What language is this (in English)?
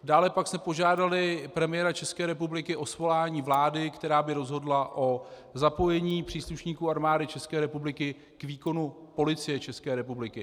Czech